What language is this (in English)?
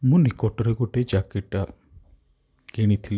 Odia